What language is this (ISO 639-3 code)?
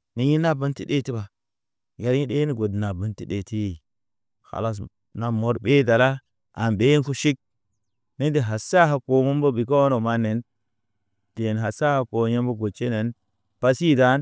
mne